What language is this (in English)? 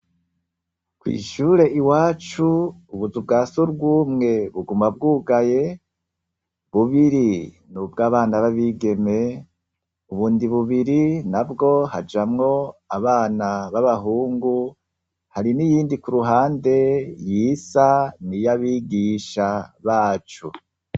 Rundi